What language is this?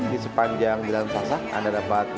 Indonesian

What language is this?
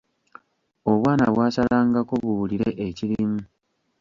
Ganda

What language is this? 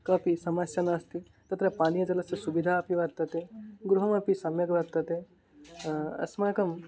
Sanskrit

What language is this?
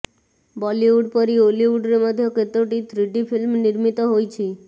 Odia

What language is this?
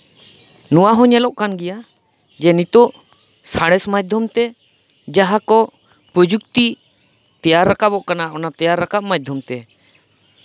Santali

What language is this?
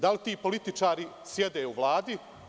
Serbian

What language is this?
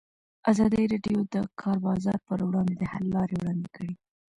Pashto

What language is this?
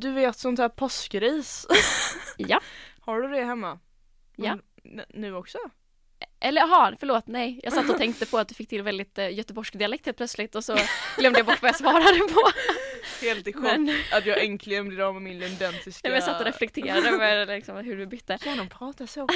Swedish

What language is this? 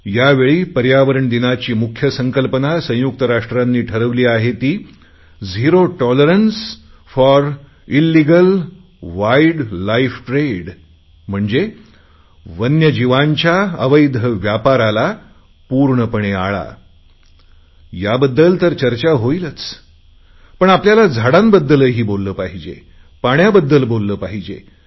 Marathi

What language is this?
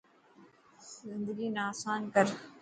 Dhatki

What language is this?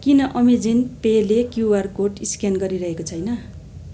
Nepali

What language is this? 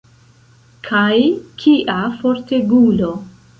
Esperanto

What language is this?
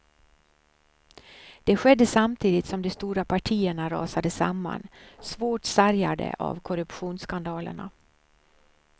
Swedish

